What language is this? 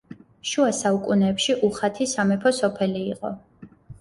Georgian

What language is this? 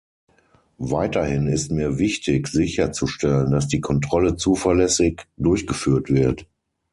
German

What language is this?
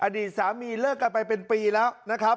Thai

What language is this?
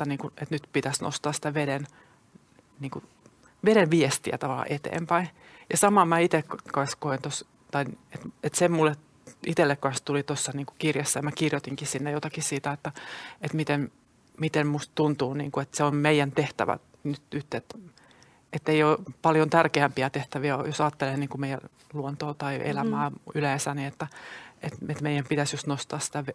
Finnish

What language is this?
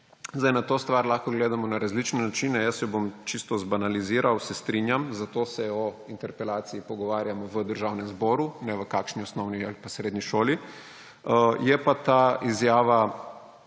Slovenian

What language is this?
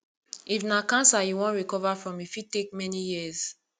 Nigerian Pidgin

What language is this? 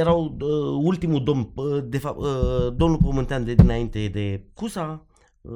Romanian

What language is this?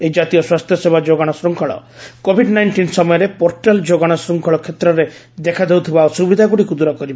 Odia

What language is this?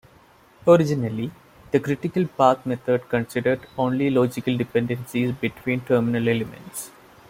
English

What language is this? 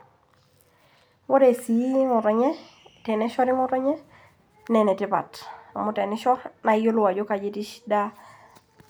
Masai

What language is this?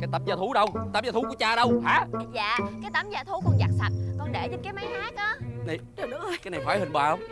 Vietnamese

